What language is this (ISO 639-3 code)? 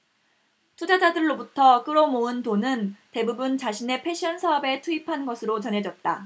kor